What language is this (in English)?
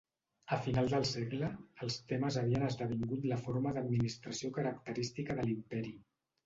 Catalan